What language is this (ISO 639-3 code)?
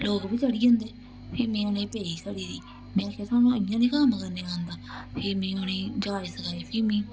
doi